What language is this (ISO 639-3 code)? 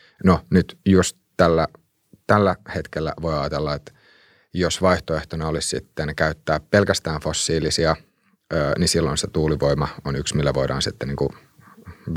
fin